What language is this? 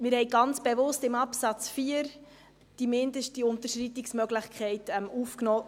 Swiss German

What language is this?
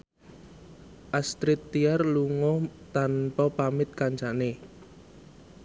Javanese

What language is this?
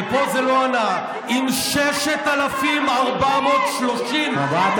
Hebrew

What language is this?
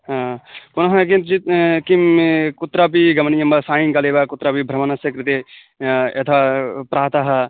Sanskrit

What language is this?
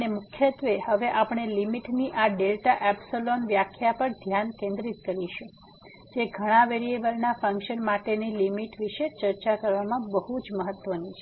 Gujarati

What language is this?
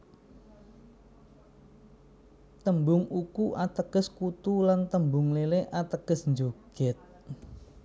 Javanese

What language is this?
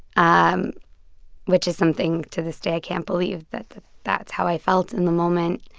English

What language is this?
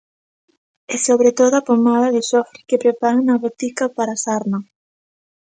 Galician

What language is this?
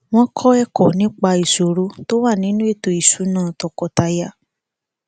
Yoruba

